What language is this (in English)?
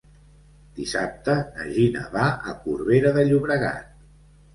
Catalan